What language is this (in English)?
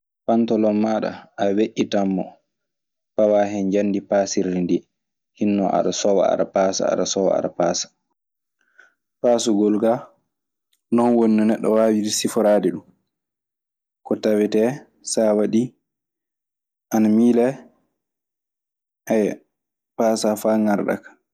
Maasina Fulfulde